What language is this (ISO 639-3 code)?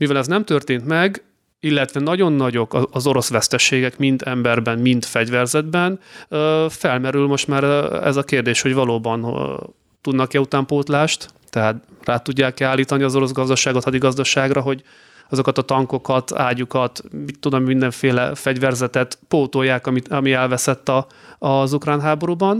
hun